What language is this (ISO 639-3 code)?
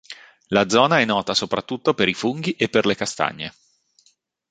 ita